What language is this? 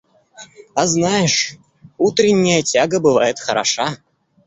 Russian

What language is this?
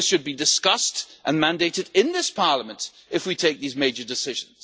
English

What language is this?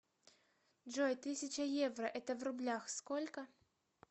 Russian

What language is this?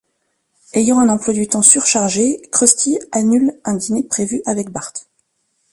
French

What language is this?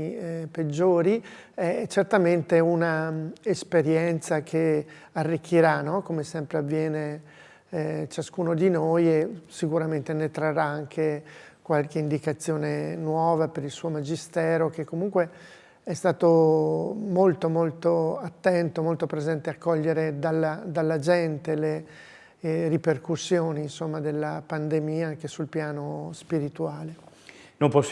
Italian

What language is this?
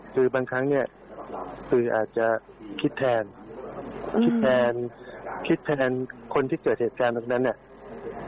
Thai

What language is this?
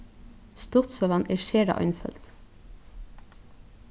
Faroese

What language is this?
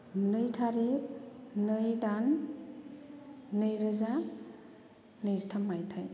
Bodo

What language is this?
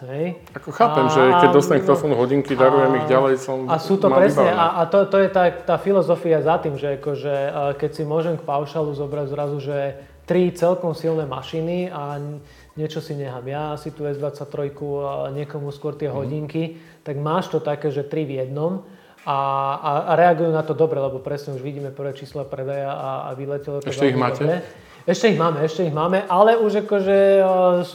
Slovak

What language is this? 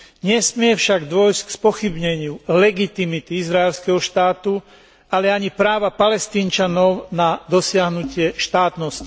Slovak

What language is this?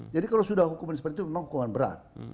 Indonesian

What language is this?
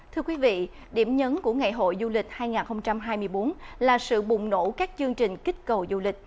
Vietnamese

